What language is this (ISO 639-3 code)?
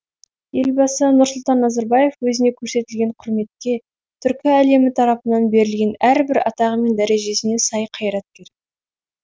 kaz